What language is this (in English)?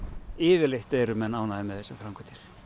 Icelandic